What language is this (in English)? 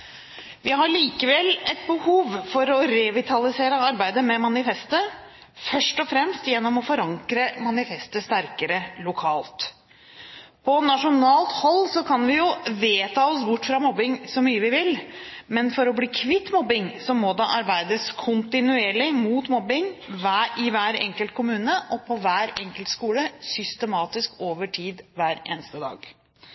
Norwegian Bokmål